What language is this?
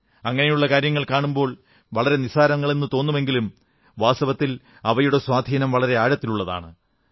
Malayalam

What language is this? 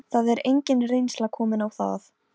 Icelandic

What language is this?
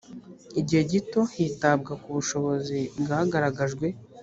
Kinyarwanda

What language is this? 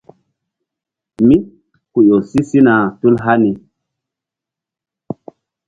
Mbum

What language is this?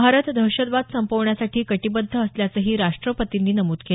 Marathi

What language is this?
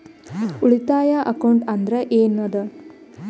Kannada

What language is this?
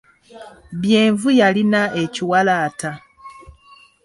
Ganda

